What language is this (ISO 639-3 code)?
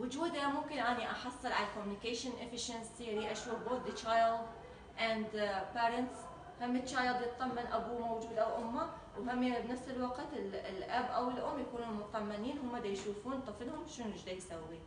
ara